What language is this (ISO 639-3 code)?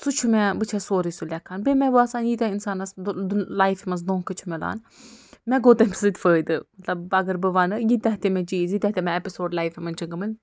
kas